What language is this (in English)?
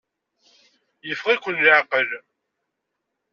Kabyle